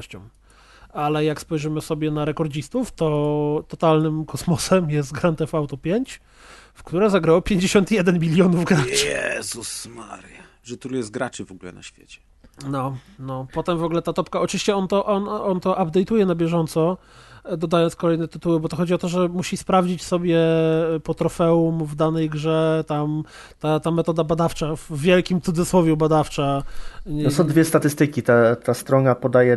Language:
Polish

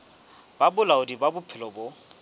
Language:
Southern Sotho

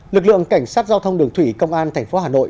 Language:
Vietnamese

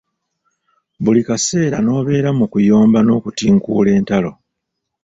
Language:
Ganda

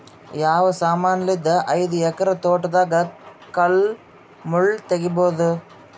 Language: Kannada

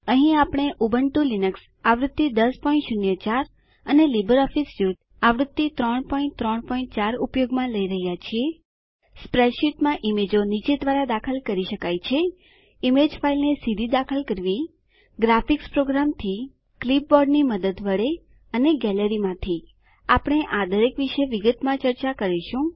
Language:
Gujarati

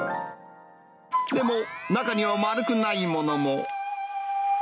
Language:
Japanese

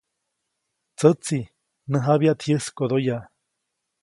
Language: Copainalá Zoque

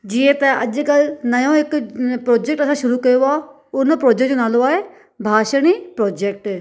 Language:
Sindhi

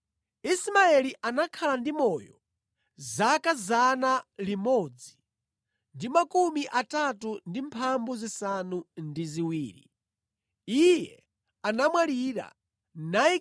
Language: Nyanja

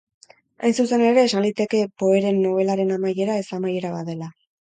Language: Basque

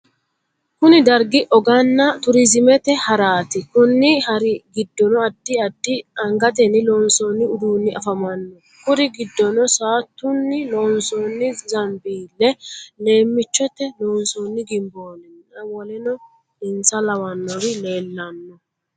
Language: Sidamo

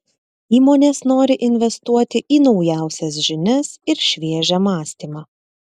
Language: Lithuanian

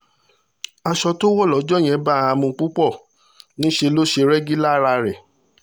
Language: Yoruba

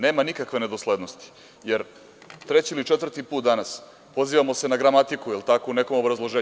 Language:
Serbian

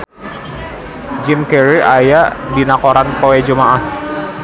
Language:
Sundanese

